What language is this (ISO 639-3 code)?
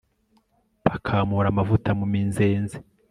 kin